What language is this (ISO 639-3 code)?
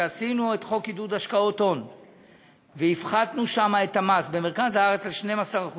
heb